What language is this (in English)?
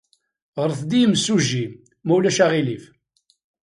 Kabyle